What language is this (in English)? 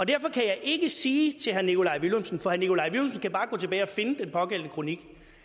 Danish